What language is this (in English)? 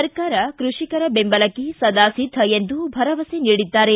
Kannada